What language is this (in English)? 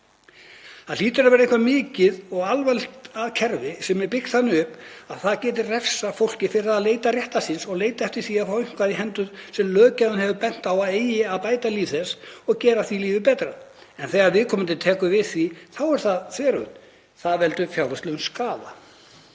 Icelandic